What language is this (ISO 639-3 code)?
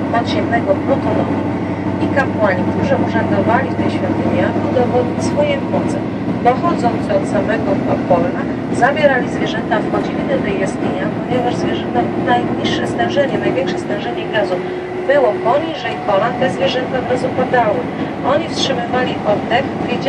pol